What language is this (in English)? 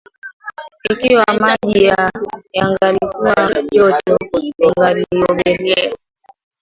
Swahili